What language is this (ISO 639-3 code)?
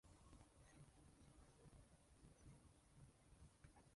jpn